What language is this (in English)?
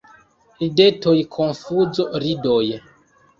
Esperanto